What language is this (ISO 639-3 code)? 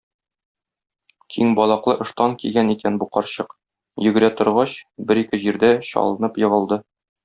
tat